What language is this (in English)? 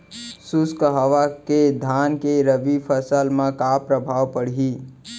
Chhattisgarhi